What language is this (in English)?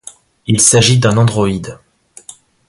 French